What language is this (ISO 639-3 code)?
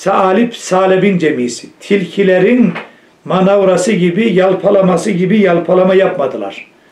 tur